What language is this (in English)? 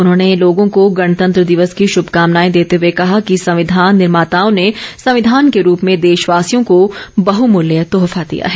Hindi